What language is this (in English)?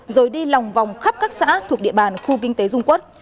Vietnamese